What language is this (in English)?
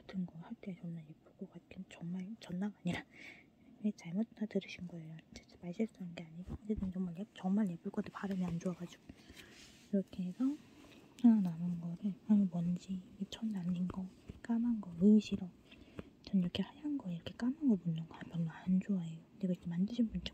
Korean